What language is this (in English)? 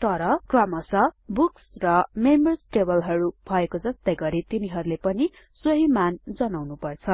Nepali